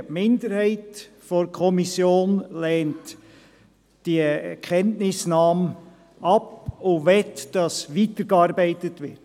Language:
Swiss German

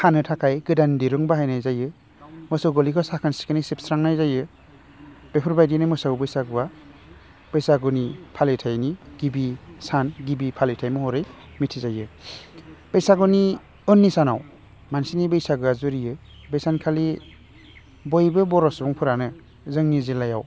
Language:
Bodo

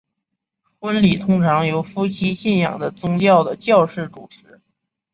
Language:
Chinese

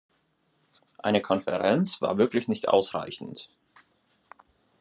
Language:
German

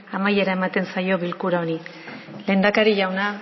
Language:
Basque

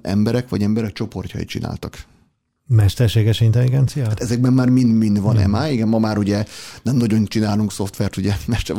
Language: Hungarian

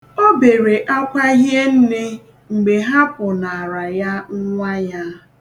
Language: Igbo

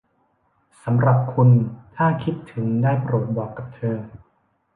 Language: Thai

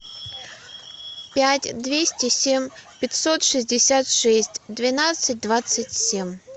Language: Russian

